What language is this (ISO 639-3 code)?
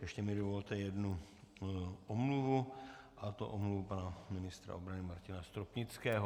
ces